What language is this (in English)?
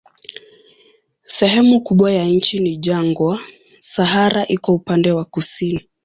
Swahili